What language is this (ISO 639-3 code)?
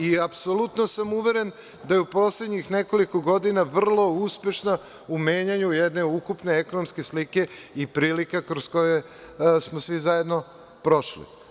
srp